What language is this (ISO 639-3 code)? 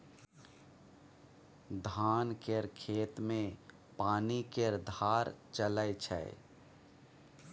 mai